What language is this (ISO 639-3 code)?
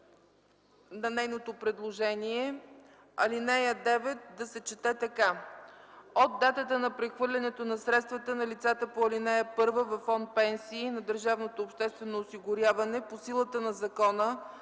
bul